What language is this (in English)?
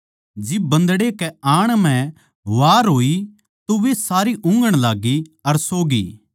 Haryanvi